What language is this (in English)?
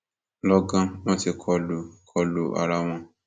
Yoruba